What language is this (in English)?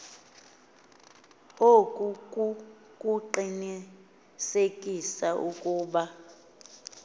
Xhosa